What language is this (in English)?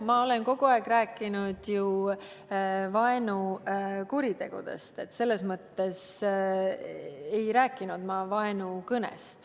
Estonian